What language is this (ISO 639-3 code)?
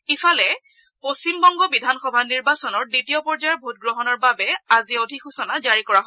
asm